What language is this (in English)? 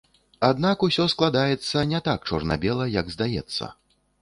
Belarusian